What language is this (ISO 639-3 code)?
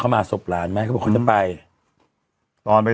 tha